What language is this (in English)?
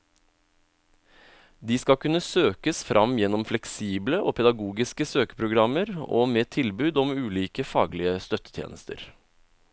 Norwegian